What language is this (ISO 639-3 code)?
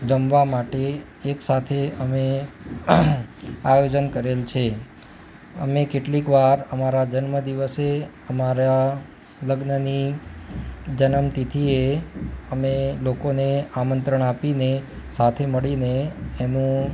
guj